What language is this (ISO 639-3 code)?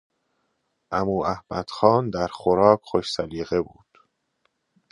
fas